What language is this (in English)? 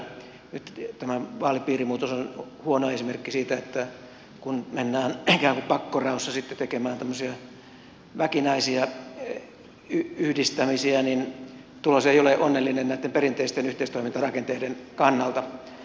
Finnish